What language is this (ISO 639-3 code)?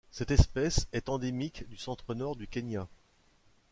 fra